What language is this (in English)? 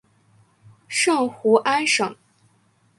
Chinese